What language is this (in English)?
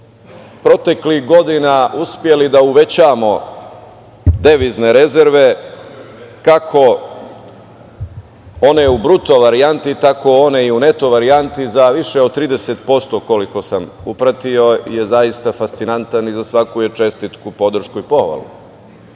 Serbian